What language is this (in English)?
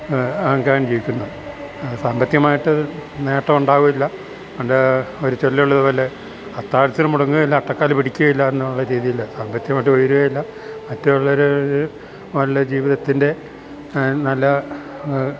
Malayalam